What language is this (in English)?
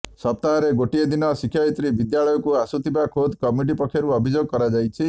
Odia